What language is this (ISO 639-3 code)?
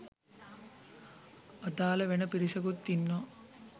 sin